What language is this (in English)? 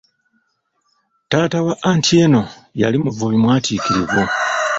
Ganda